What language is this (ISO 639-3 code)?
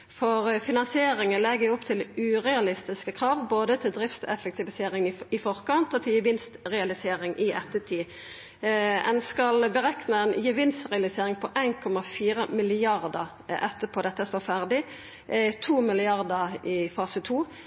nno